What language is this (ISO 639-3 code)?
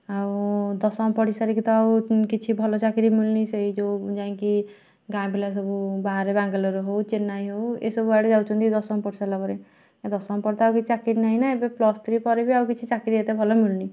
ori